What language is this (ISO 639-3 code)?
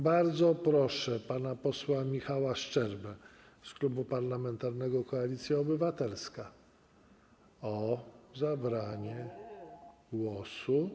pol